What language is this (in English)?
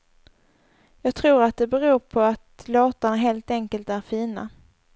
Swedish